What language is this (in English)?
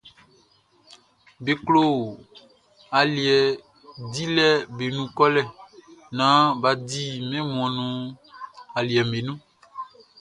Baoulé